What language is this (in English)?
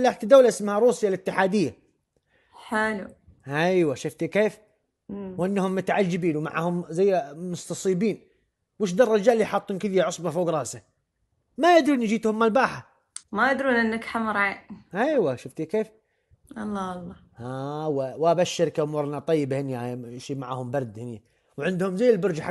Arabic